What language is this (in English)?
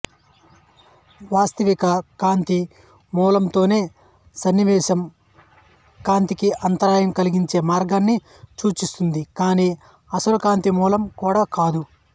Telugu